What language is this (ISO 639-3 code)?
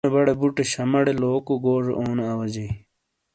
scl